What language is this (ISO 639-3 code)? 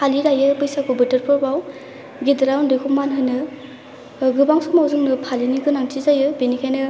brx